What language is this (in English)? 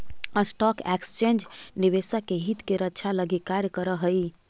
Magahi